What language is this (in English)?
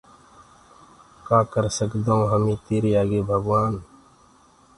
Gurgula